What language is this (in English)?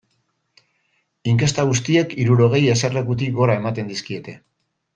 Basque